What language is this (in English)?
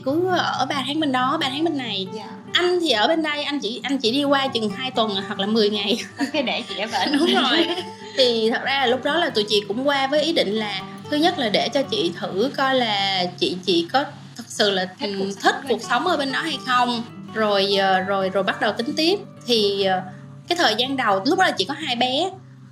Vietnamese